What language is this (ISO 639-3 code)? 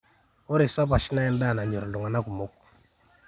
mas